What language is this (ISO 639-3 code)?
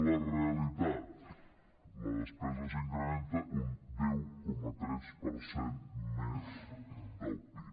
cat